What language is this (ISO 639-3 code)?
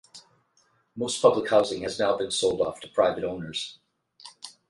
eng